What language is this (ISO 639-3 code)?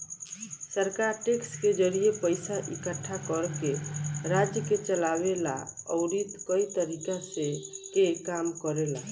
bho